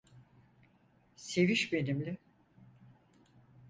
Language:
Turkish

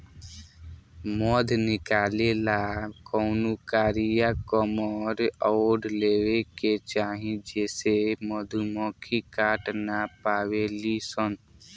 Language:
Bhojpuri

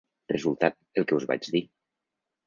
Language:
Catalan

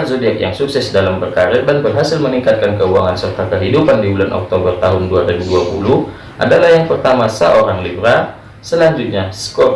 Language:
Indonesian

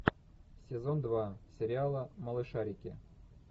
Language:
Russian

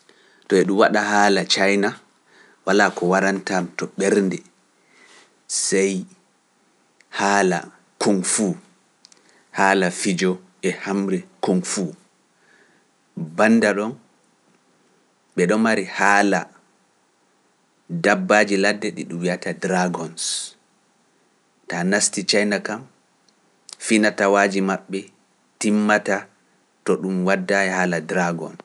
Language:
Pular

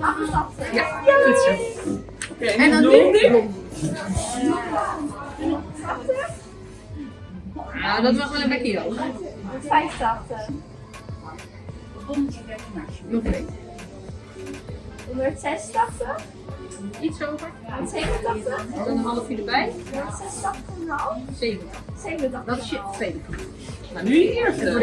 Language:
Dutch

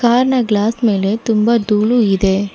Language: Kannada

